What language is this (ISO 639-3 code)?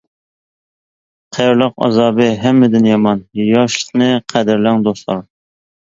uig